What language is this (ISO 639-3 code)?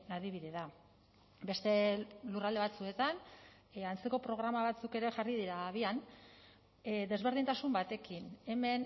eus